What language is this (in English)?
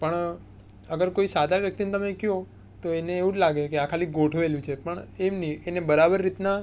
Gujarati